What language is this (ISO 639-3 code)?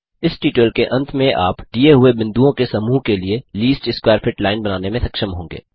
hin